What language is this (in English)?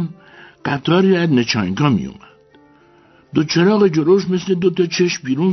Persian